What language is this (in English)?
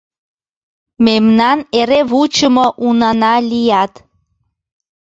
Mari